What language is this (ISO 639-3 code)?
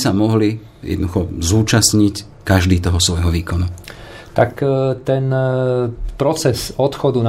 slk